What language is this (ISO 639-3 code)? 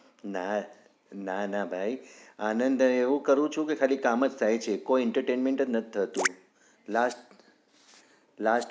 guj